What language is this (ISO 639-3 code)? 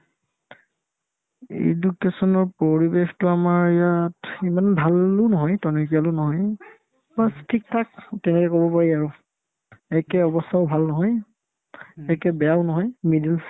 asm